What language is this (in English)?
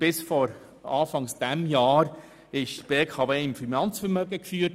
Swiss German